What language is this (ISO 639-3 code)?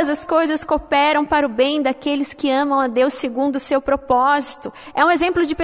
por